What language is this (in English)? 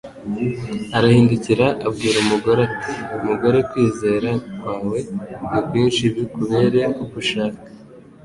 Kinyarwanda